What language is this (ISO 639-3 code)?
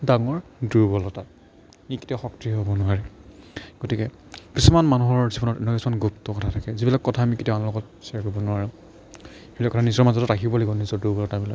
asm